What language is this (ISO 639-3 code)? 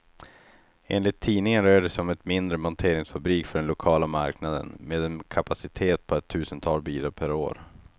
swe